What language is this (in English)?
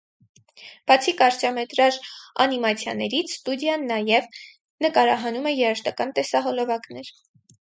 Armenian